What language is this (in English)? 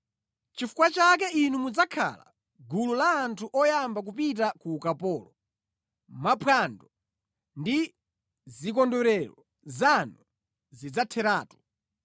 Nyanja